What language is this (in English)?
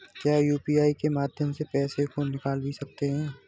Hindi